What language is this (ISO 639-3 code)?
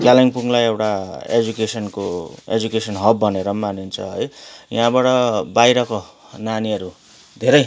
nep